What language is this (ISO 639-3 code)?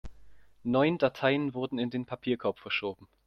deu